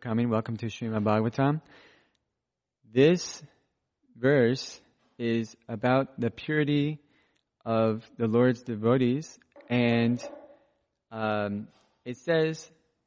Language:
English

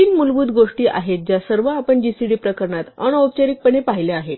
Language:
Marathi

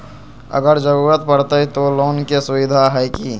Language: Magahi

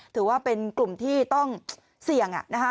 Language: Thai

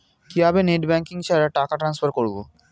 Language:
Bangla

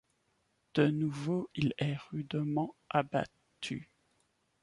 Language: French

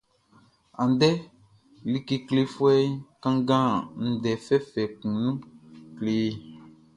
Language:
Baoulé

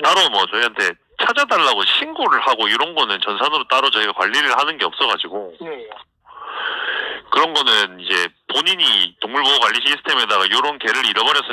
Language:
Korean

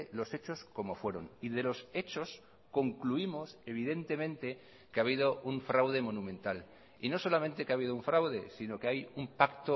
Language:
Spanish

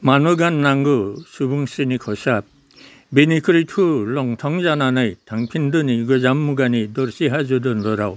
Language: Bodo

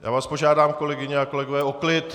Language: Czech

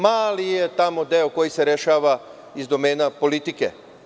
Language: Serbian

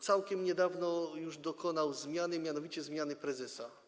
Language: Polish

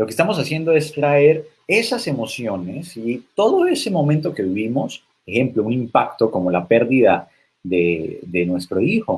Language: Spanish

